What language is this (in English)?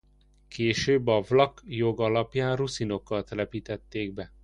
Hungarian